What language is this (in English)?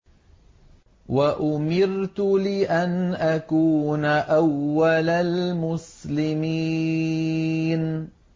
Arabic